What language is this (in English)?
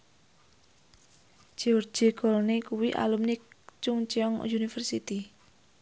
Javanese